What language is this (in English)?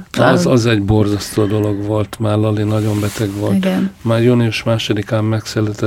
Hungarian